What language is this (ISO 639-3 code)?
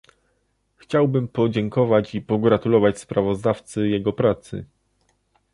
pol